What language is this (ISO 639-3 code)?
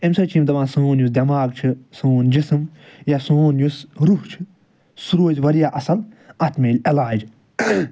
kas